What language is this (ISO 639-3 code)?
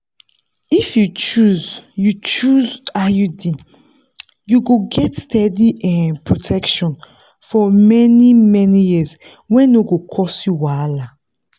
pcm